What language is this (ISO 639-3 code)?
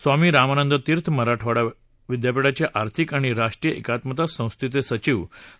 mar